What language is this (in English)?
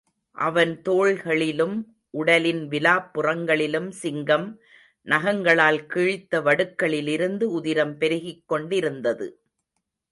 Tamil